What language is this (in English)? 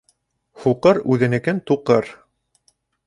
Bashkir